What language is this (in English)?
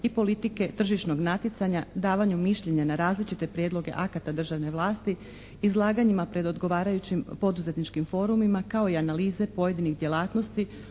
Croatian